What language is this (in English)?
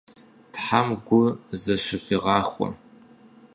Kabardian